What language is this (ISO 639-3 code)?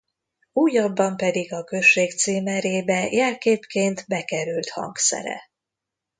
hun